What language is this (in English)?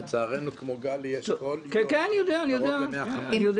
Hebrew